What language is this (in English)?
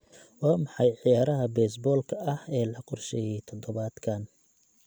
Somali